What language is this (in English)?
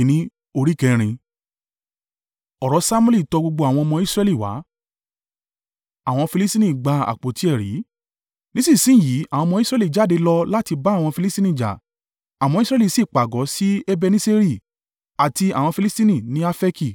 Yoruba